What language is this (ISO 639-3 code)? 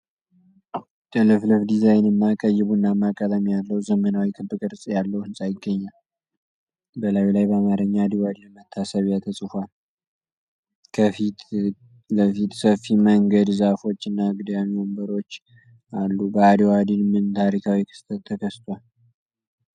amh